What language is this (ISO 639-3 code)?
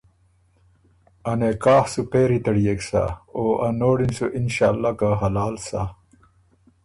oru